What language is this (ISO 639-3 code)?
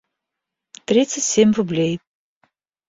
rus